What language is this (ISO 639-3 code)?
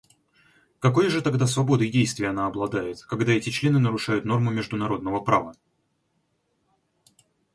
rus